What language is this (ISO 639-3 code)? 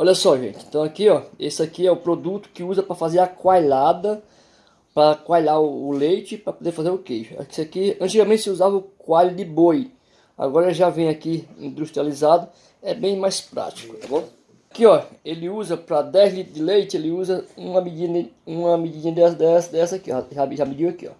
por